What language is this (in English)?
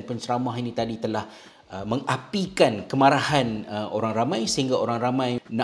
Malay